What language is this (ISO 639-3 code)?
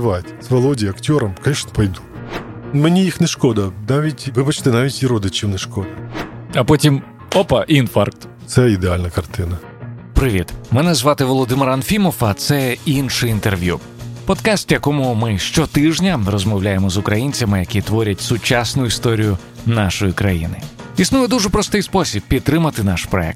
ukr